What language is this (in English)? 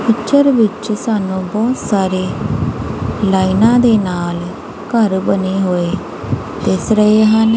Punjabi